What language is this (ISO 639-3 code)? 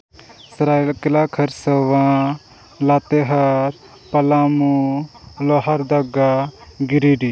sat